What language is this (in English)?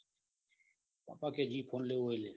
Gujarati